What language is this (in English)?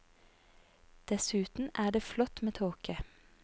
Norwegian